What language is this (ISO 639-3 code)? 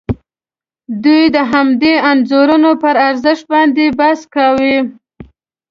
pus